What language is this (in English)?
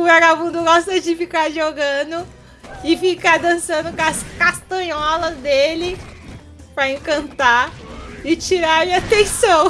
Portuguese